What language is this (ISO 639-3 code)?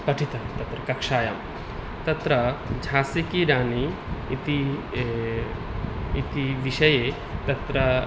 san